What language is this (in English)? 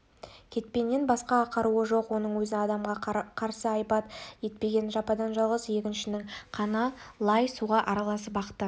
Kazakh